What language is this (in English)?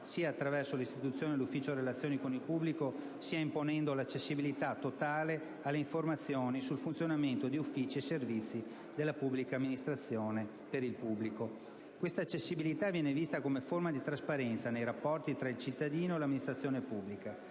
Italian